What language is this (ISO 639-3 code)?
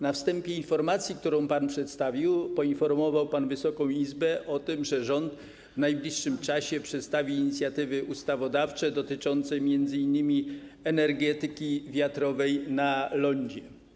pol